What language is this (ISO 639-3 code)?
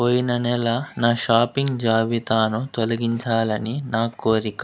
tel